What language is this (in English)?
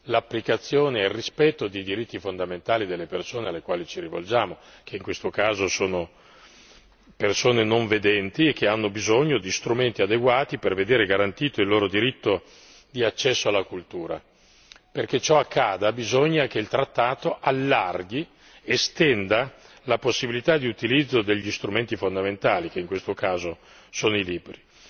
Italian